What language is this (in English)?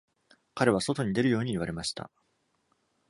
Japanese